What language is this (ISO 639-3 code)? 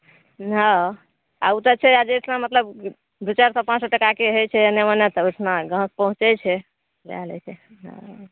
mai